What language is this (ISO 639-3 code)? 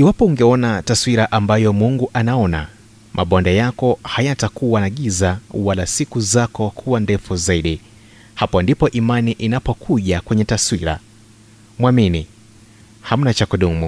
swa